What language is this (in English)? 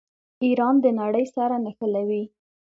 Pashto